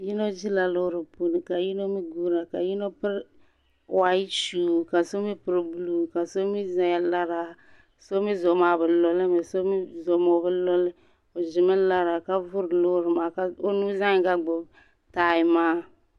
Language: Dagbani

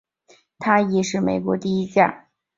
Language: Chinese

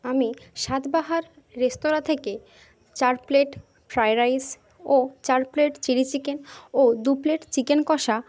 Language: Bangla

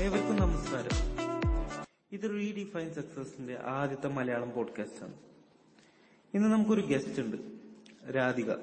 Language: Malayalam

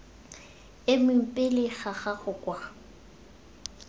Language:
Tswana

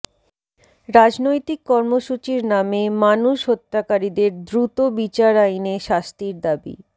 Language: Bangla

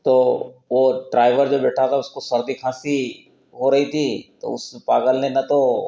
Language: Hindi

